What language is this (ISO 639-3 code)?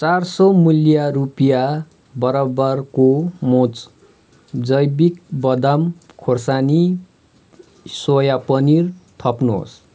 nep